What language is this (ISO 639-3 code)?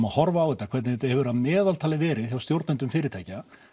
isl